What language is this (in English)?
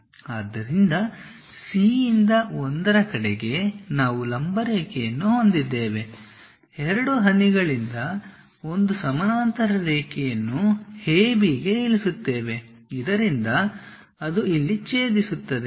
Kannada